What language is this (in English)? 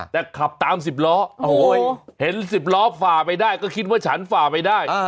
Thai